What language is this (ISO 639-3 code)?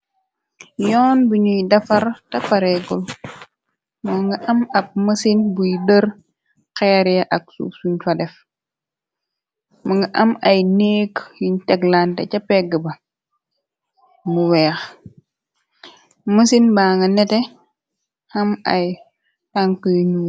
wol